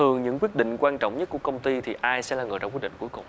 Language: Vietnamese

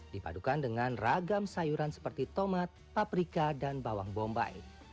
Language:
Indonesian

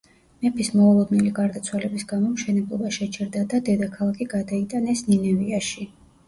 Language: Georgian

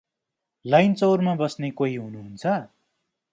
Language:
Nepali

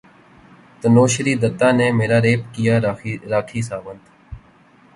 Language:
Urdu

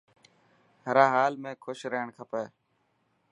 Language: Dhatki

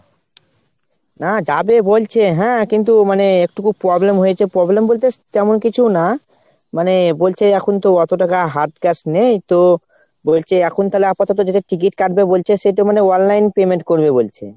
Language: Bangla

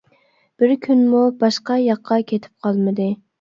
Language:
Uyghur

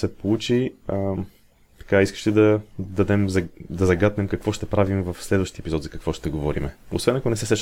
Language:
Bulgarian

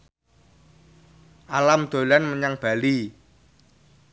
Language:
Javanese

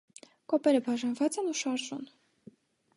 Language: Armenian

